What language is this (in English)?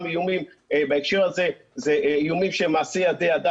Hebrew